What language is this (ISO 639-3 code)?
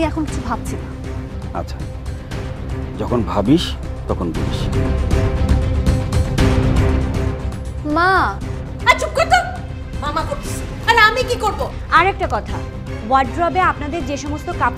ben